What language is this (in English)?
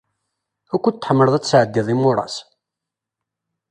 Kabyle